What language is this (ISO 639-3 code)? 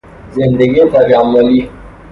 fas